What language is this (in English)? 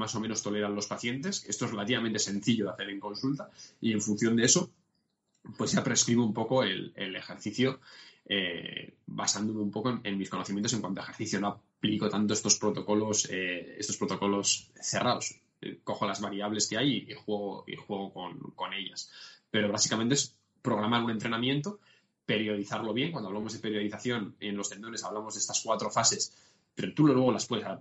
Spanish